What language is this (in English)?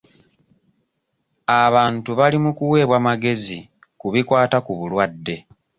Ganda